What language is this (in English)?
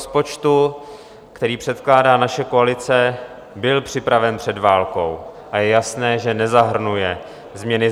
Czech